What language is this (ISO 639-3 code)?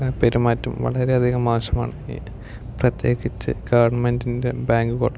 mal